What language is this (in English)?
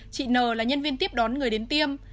Vietnamese